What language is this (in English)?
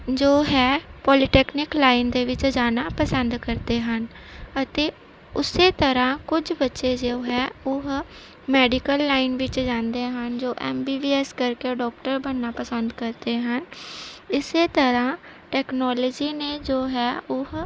Punjabi